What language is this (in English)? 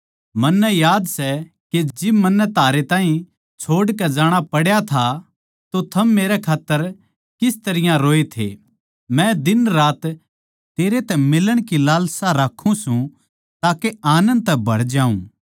Haryanvi